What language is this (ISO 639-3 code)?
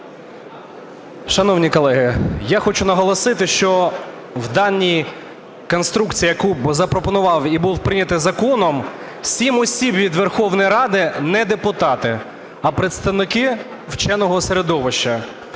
ukr